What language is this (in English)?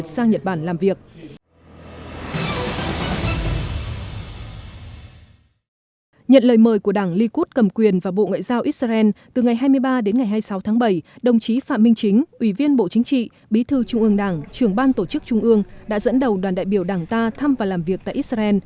Vietnamese